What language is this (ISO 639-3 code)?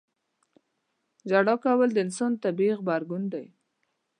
pus